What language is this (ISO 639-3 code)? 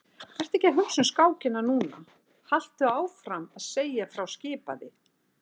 isl